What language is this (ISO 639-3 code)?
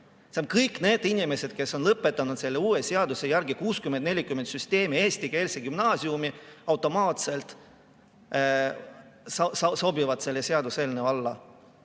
est